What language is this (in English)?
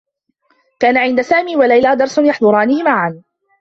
Arabic